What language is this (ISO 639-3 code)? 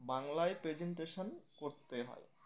ben